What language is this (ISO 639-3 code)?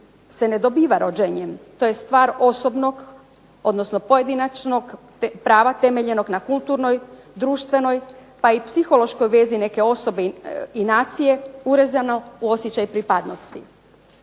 hrv